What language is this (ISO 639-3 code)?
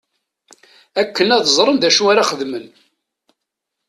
kab